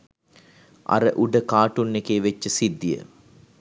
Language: Sinhala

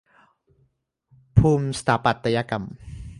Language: Thai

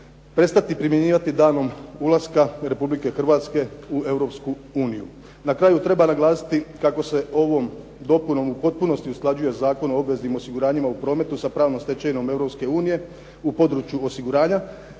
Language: Croatian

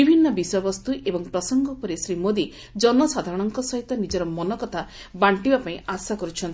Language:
Odia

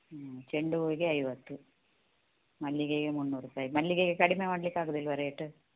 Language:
Kannada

